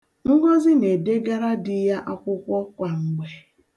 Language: Igbo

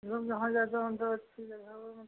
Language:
Hindi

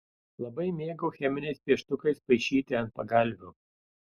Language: Lithuanian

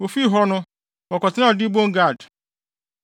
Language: Akan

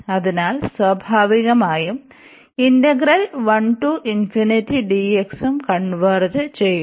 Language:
Malayalam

